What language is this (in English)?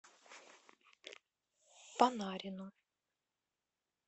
Russian